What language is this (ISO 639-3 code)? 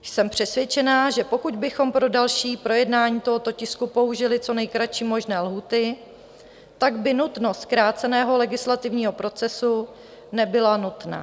ces